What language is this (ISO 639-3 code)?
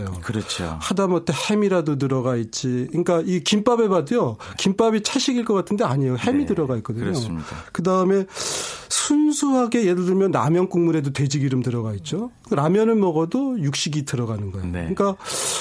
kor